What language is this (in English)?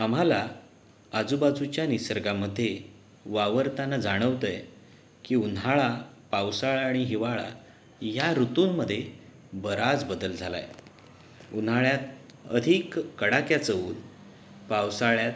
Marathi